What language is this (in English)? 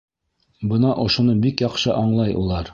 Bashkir